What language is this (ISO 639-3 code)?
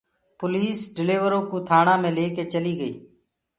ggg